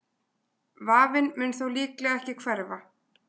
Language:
Icelandic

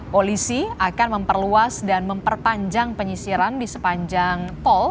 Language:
Indonesian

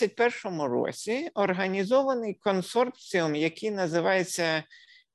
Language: Ukrainian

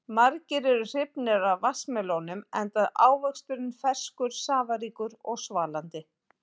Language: Icelandic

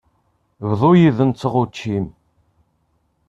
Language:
Kabyle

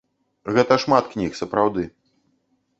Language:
Belarusian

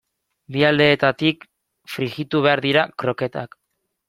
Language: Basque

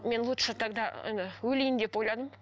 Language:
Kazakh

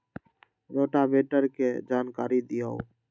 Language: Magahi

